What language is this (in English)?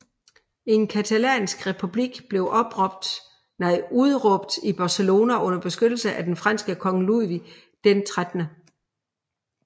Danish